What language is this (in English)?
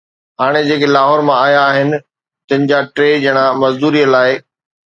Sindhi